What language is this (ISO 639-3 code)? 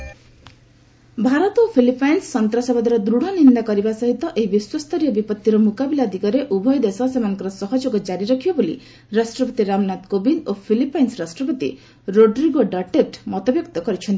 ori